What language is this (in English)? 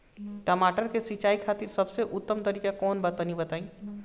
Bhojpuri